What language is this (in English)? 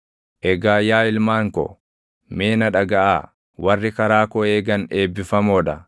Oromo